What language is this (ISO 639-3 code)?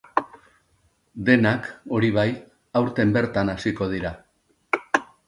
eus